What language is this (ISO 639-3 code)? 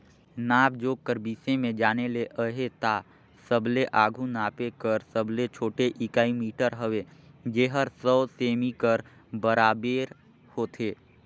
hne